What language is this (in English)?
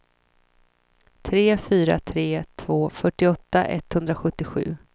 Swedish